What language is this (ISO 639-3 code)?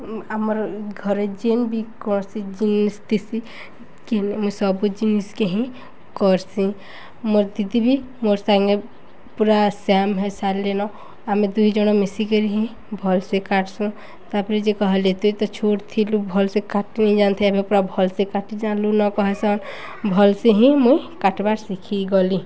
ori